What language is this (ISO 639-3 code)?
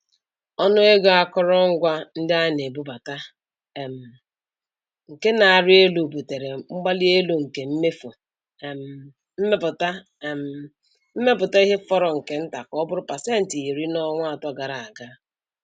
ibo